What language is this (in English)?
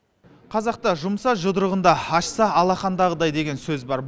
Kazakh